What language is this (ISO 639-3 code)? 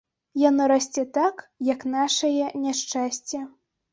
bel